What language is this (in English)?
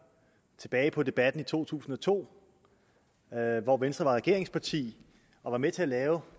Danish